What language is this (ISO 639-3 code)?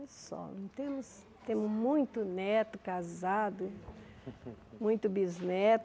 por